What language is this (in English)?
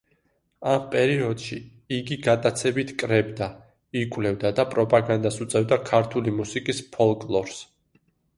Georgian